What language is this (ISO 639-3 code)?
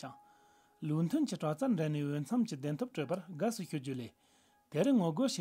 ron